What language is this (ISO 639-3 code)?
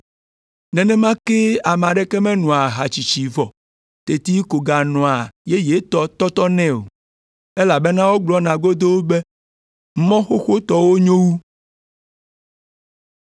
ewe